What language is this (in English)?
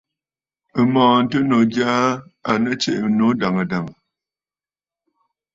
Bafut